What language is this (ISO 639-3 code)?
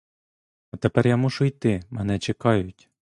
ukr